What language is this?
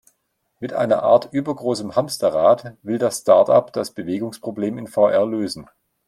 German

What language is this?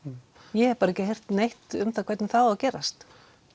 Icelandic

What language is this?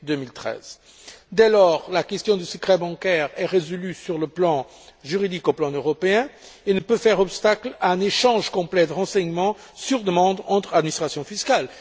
French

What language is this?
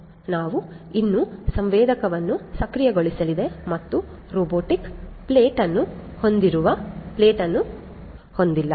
Kannada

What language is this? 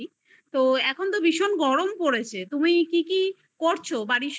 Bangla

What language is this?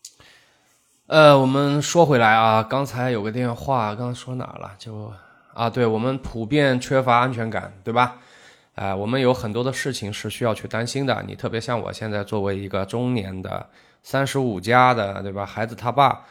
Chinese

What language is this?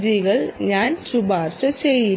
Malayalam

